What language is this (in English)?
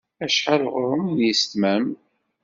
Kabyle